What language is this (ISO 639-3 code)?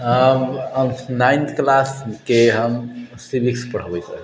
mai